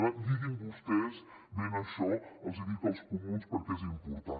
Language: Catalan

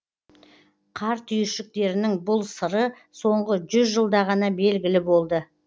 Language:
Kazakh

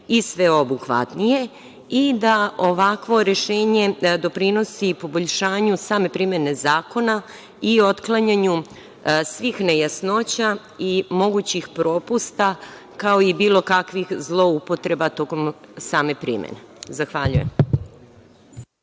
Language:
Serbian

